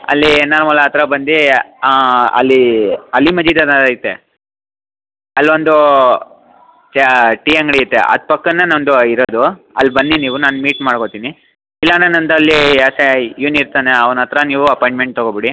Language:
Kannada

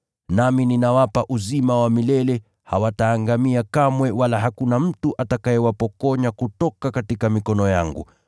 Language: Swahili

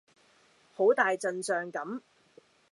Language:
Cantonese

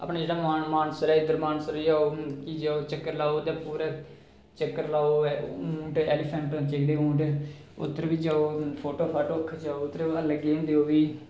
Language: Dogri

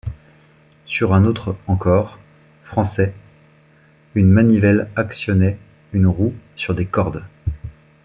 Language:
French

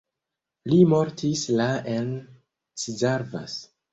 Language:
Esperanto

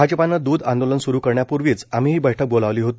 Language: Marathi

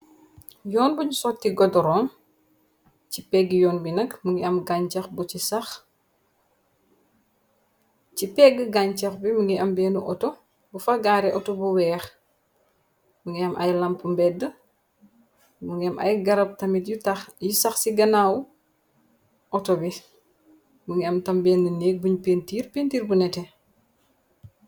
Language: Wolof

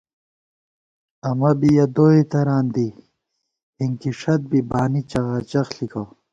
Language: Gawar-Bati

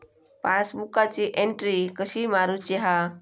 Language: Marathi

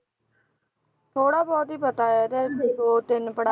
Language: Punjabi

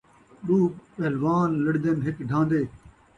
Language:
Saraiki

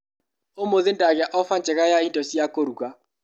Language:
Kikuyu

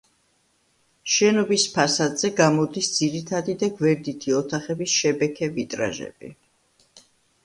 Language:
Georgian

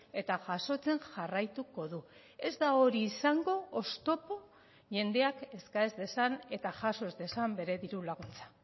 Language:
Basque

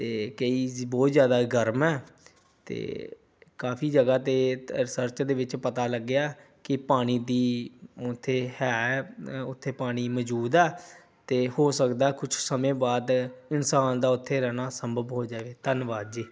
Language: Punjabi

